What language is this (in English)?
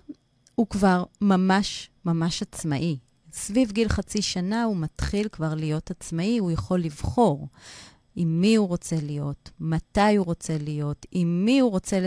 Hebrew